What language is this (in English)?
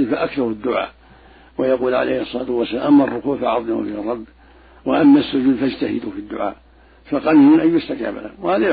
Arabic